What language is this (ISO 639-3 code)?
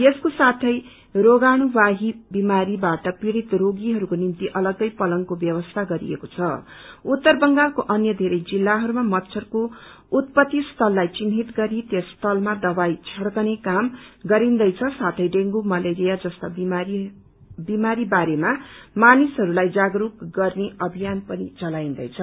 nep